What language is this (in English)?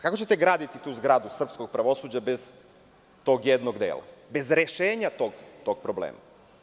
Serbian